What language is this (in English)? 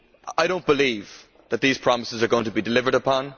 English